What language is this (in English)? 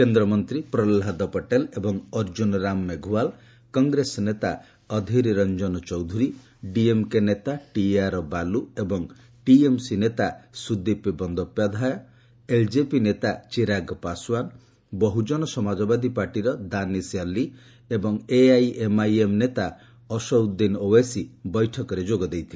Odia